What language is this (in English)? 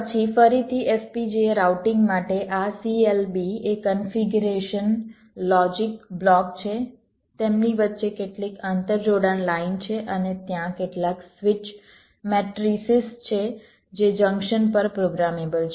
Gujarati